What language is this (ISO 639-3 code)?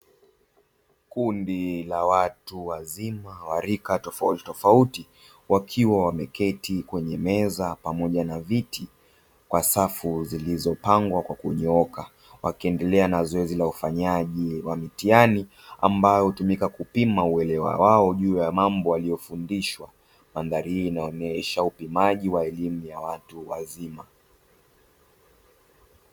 swa